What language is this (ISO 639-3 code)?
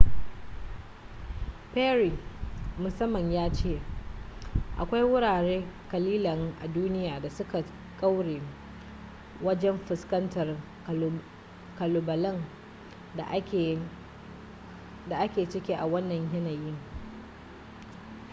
hau